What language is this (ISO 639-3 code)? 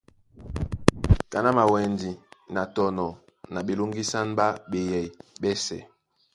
dua